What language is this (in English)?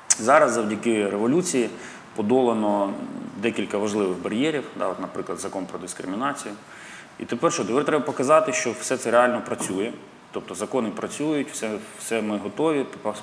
Ukrainian